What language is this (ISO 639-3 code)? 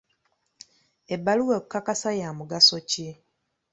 lug